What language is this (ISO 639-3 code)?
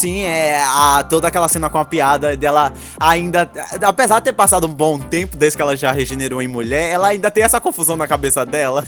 por